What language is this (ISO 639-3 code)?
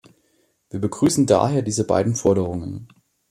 deu